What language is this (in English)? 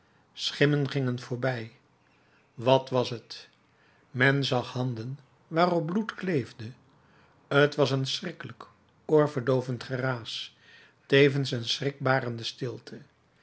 Dutch